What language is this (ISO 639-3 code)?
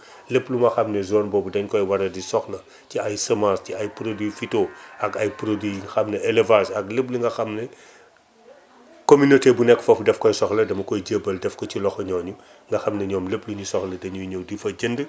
wol